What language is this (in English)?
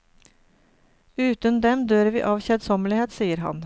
Norwegian